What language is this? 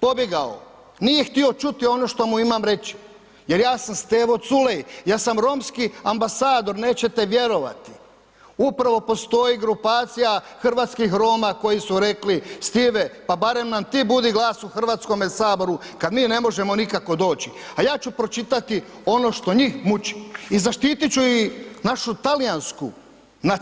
Croatian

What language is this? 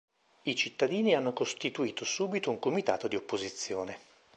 Italian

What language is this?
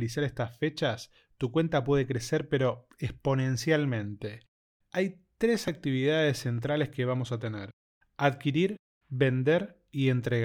Spanish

